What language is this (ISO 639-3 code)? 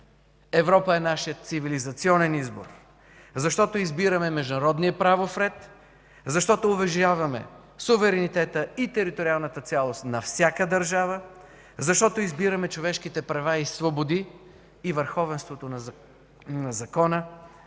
bul